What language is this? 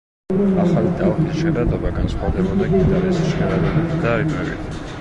Georgian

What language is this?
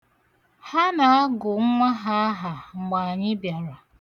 Igbo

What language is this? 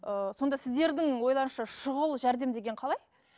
Kazakh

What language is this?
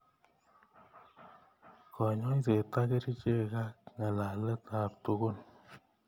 Kalenjin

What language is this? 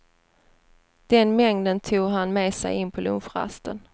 Swedish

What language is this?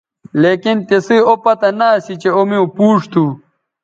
Bateri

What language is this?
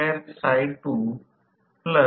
Marathi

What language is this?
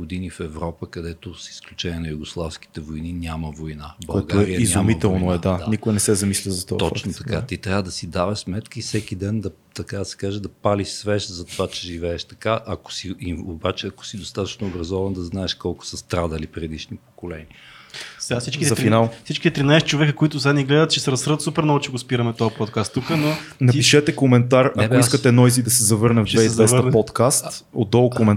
Bulgarian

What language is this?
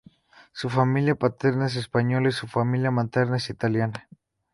Spanish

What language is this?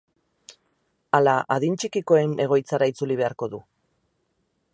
Basque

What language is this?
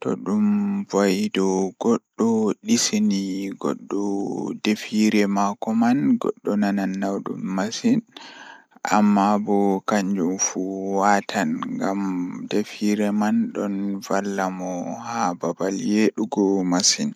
Fula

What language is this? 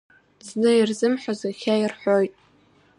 Abkhazian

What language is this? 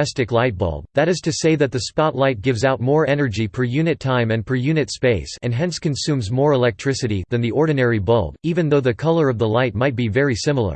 English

